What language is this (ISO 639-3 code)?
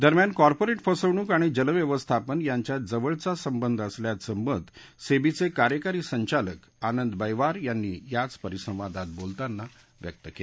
mar